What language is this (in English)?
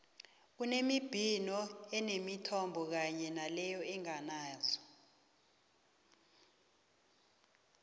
South Ndebele